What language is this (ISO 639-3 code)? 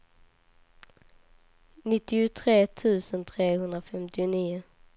swe